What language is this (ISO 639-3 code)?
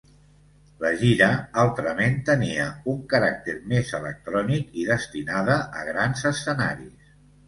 cat